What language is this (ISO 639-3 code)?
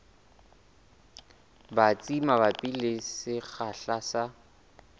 sot